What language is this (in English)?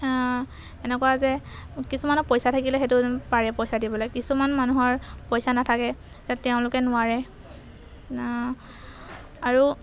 Assamese